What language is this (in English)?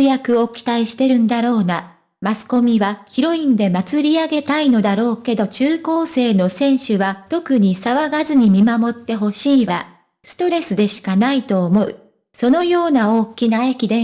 Japanese